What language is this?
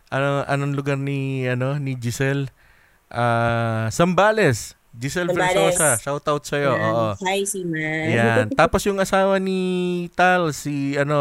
Filipino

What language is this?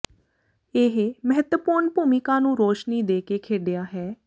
Punjabi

